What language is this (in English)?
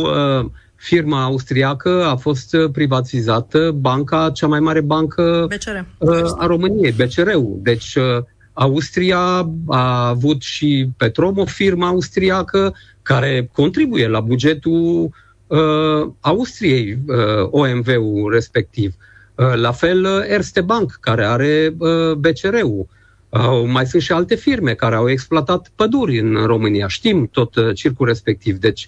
Romanian